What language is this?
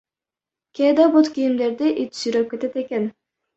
Kyrgyz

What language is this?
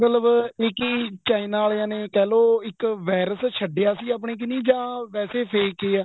Punjabi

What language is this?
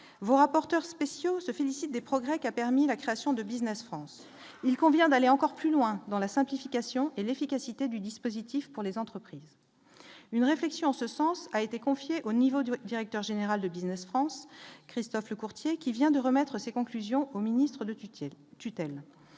French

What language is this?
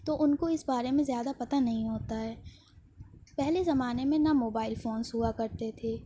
Urdu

